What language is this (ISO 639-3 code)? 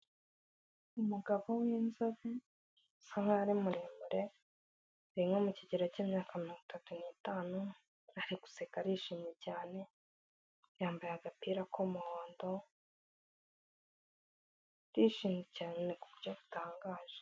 kin